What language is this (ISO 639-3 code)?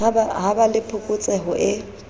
sot